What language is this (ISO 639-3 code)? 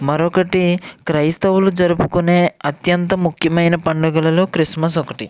tel